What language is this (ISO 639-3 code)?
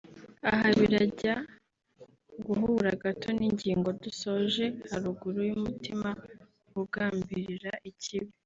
kin